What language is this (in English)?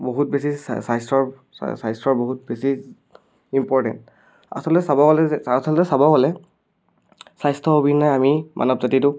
Assamese